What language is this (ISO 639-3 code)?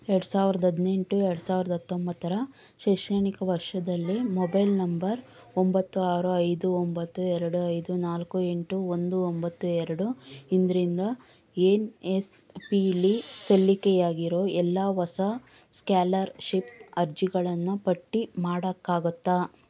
kan